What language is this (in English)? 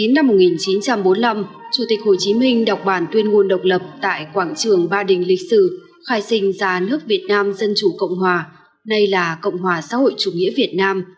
Vietnamese